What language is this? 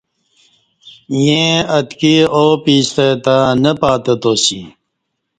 Kati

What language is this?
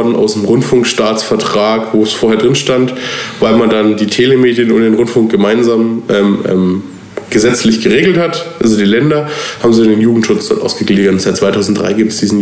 German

